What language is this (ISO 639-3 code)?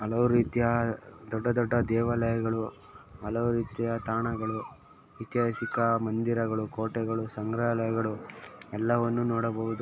kan